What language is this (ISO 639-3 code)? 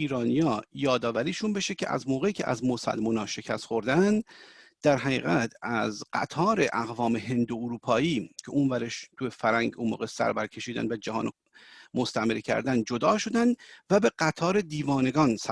fas